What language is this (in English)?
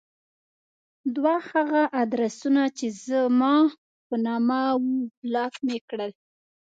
Pashto